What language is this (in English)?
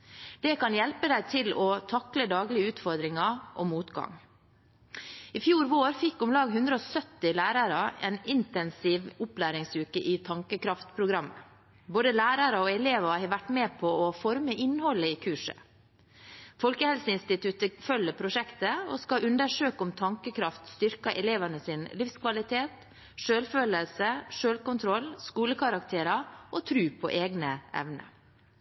Norwegian Bokmål